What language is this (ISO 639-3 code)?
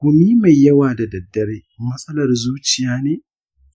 hau